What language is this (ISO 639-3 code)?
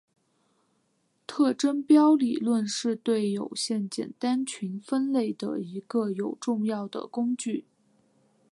zho